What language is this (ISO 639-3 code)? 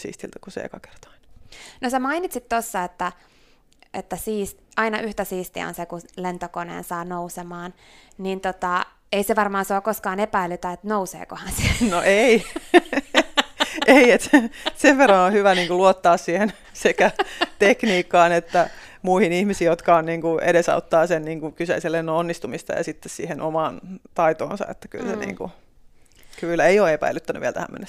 fin